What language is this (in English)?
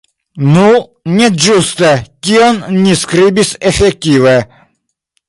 Esperanto